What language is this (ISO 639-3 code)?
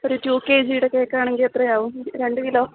mal